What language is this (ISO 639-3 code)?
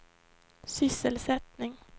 swe